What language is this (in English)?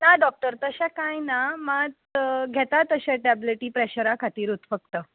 Konkani